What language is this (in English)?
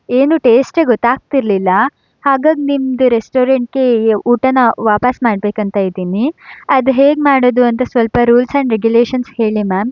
Kannada